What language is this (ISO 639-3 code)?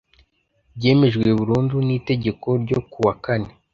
kin